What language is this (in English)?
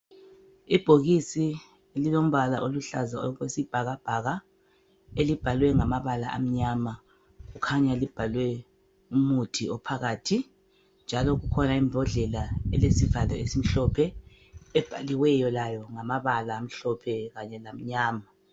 North Ndebele